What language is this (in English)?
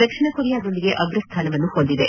Kannada